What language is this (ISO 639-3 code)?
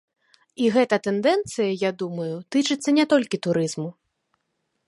bel